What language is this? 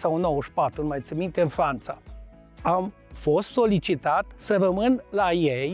Romanian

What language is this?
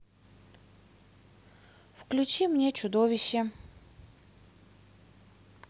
Russian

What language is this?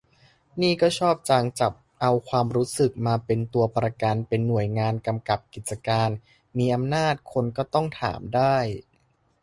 Thai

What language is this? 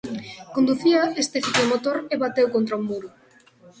Galician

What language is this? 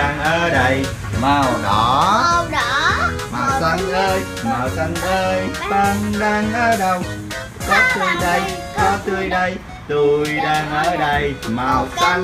Vietnamese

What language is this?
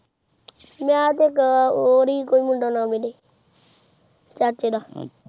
Punjabi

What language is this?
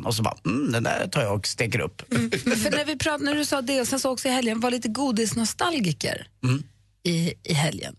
Swedish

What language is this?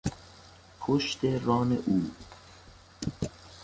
Persian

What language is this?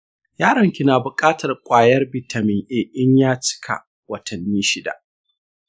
Hausa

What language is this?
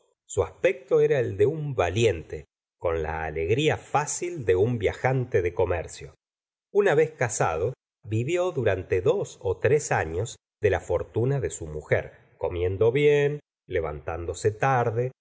Spanish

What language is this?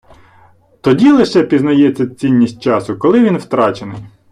Ukrainian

